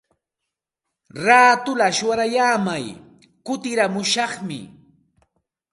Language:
Santa Ana de Tusi Pasco Quechua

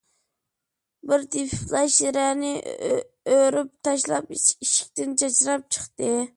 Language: Uyghur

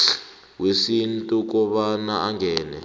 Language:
South Ndebele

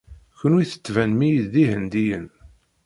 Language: Kabyle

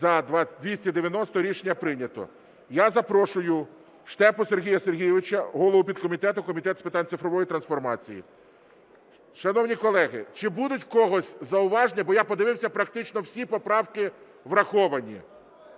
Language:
Ukrainian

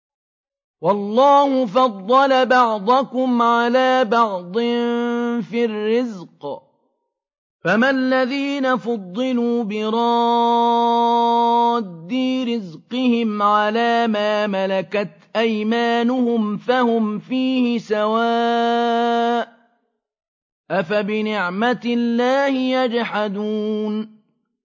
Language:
Arabic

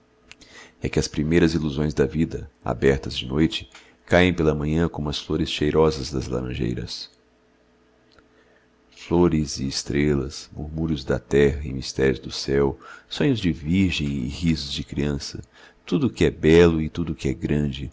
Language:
Portuguese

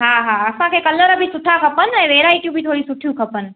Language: Sindhi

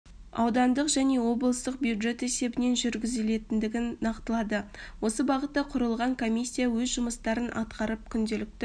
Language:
Kazakh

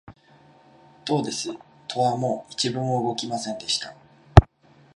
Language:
Japanese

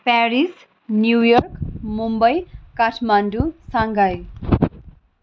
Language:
Nepali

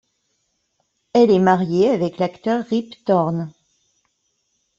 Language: French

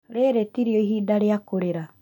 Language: Kikuyu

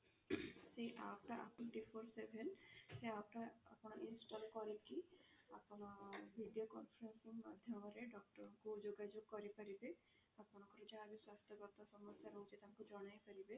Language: Odia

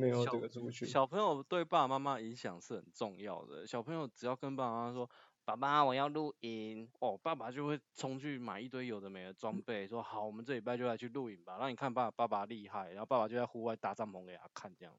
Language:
Chinese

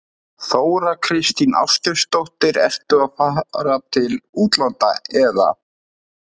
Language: Icelandic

